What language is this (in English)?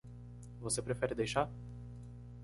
Portuguese